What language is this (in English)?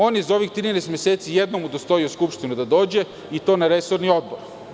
Serbian